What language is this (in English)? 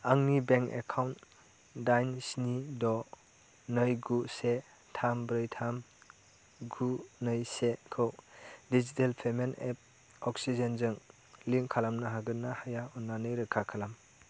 Bodo